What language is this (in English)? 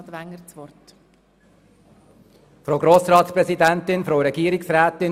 Swiss German